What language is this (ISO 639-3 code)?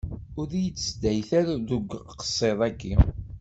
kab